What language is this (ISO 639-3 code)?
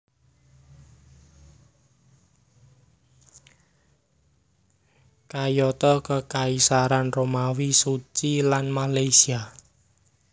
jav